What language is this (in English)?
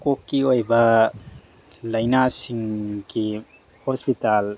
Manipuri